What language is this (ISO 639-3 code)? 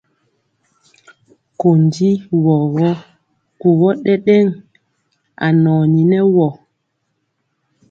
mcx